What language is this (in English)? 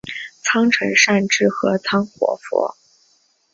Chinese